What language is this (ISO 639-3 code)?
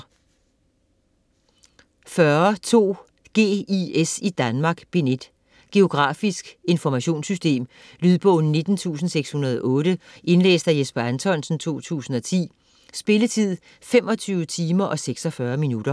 dan